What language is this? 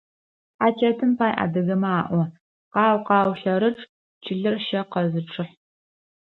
Adyghe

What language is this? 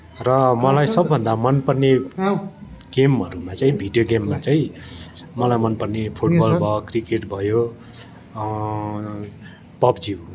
Nepali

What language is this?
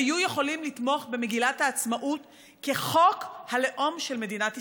Hebrew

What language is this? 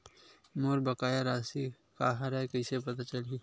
Chhattisgarhi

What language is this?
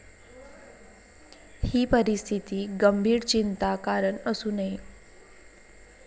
Marathi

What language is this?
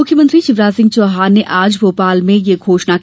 Hindi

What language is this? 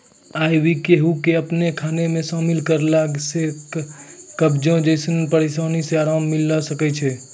Maithili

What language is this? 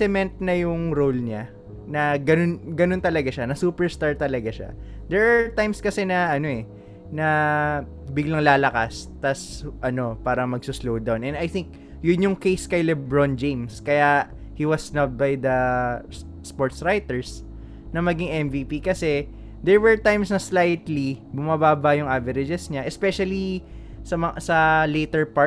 Filipino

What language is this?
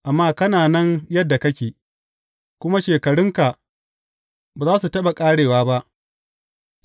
Hausa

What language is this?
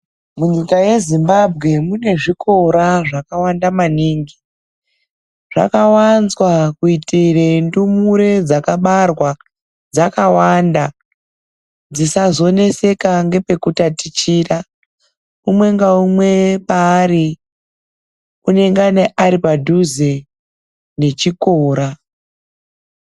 Ndau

